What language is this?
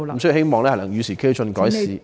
Cantonese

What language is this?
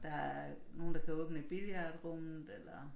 Danish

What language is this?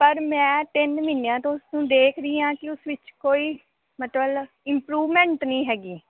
Punjabi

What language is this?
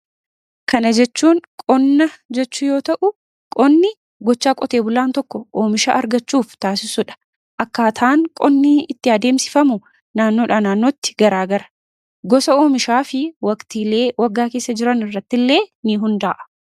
Oromo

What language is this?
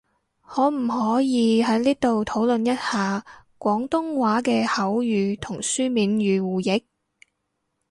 Cantonese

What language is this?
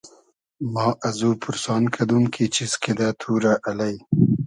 Hazaragi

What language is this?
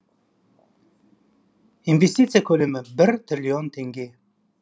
Kazakh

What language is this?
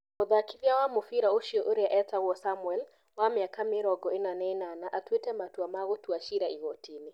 Kikuyu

